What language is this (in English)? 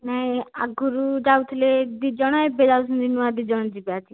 Odia